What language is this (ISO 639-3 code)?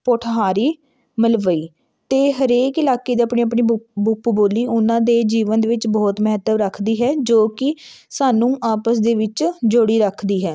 pan